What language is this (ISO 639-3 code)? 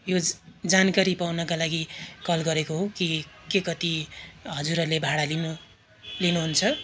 nep